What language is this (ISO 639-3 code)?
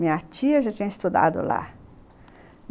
por